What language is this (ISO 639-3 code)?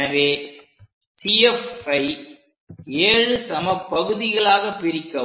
tam